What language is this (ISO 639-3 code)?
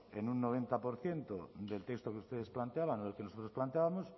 spa